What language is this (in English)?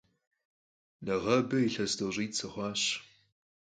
Kabardian